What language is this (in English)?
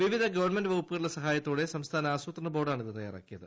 Malayalam